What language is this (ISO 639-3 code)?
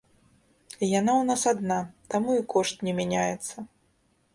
bel